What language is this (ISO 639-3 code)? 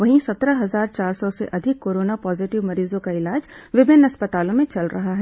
hin